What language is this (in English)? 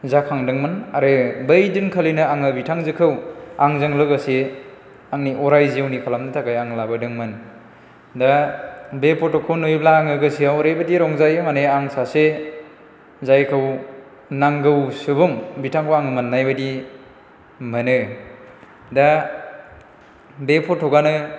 Bodo